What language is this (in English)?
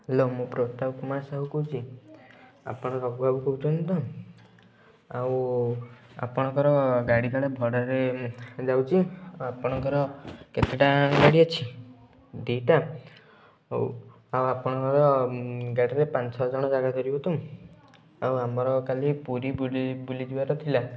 Odia